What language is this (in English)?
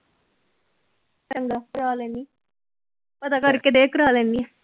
Punjabi